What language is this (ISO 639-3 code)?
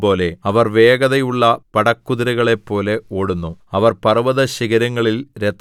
mal